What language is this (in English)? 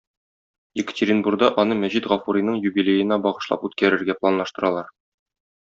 Tatar